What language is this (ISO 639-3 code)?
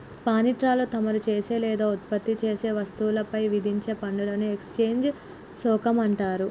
tel